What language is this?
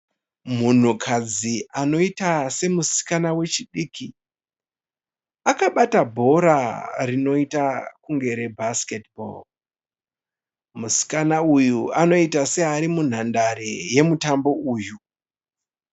Shona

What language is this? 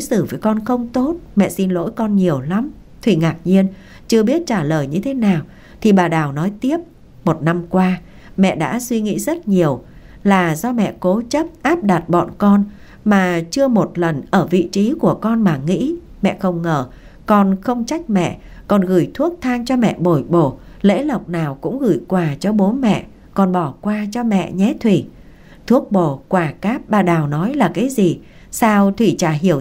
Vietnamese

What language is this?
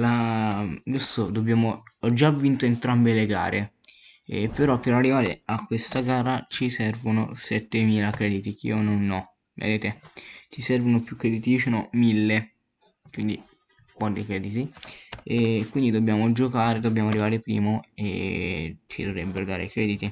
Italian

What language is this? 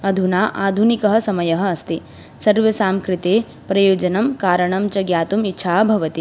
Sanskrit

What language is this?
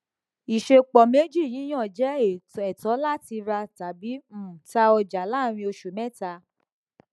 Yoruba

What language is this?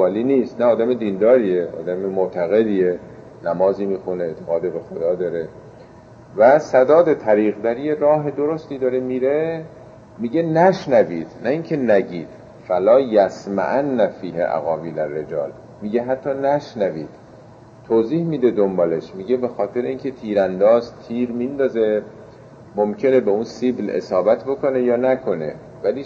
Persian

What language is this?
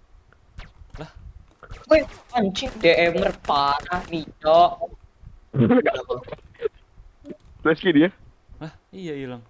Thai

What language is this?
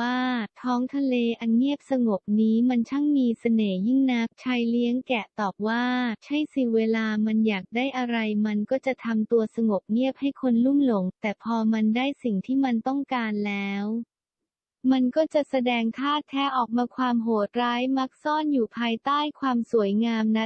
Thai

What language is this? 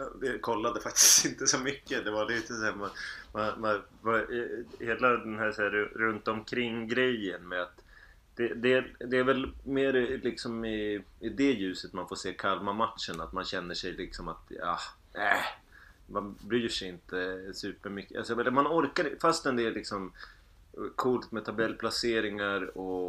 Swedish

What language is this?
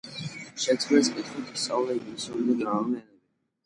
Georgian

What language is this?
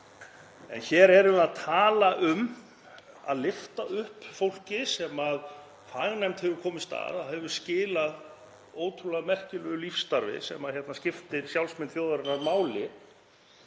Icelandic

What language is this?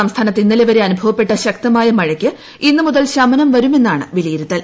Malayalam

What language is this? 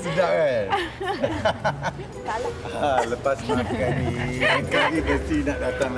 Malay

